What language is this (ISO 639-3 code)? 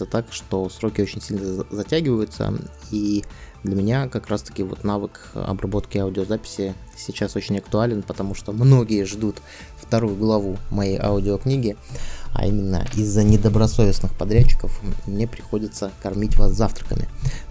rus